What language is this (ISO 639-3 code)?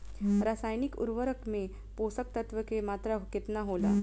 bho